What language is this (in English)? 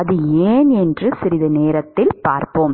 Tamil